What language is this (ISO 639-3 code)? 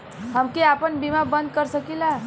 bho